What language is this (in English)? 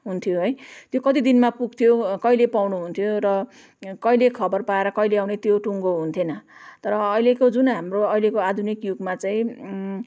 Nepali